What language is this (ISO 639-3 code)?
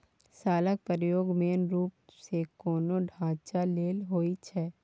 mai